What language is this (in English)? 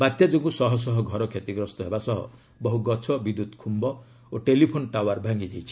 Odia